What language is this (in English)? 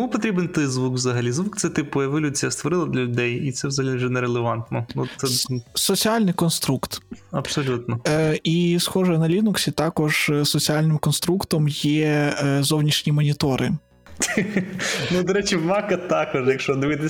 Ukrainian